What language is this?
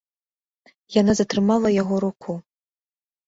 Belarusian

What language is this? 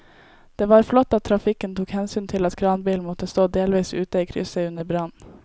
Norwegian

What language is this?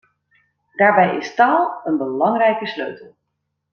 Dutch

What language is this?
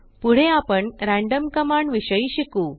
Marathi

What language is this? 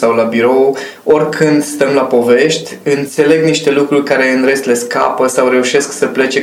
Romanian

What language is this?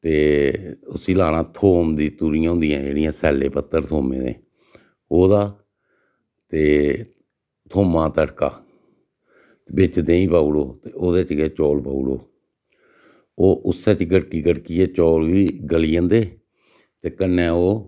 Dogri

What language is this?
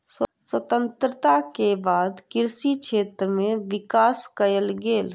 Maithili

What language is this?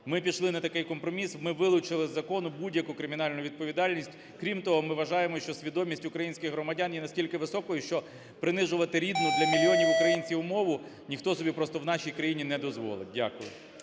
Ukrainian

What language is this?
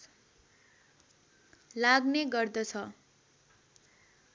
Nepali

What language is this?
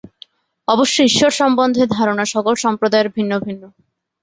Bangla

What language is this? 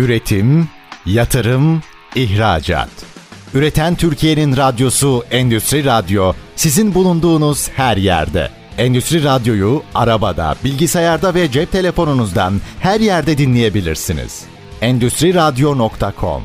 Turkish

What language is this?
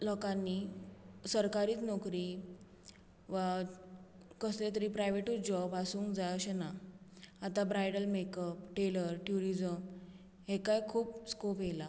Konkani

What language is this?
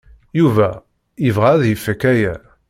Kabyle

